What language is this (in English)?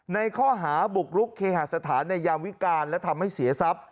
Thai